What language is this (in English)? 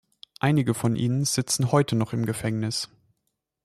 German